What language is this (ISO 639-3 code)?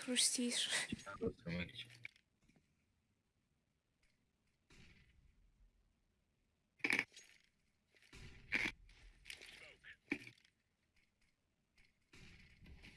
rus